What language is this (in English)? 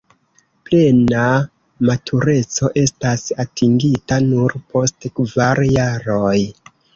Esperanto